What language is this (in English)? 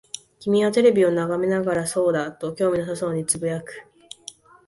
Japanese